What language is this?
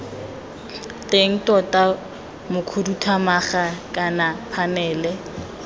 Tswana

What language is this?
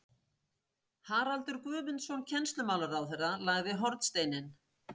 Icelandic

